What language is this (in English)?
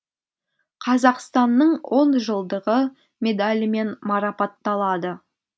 Kazakh